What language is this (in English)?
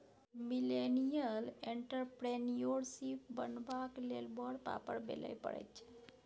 Maithili